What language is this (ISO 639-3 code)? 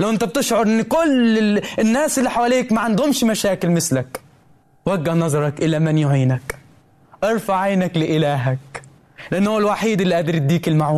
ara